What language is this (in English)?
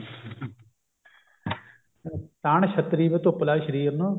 Punjabi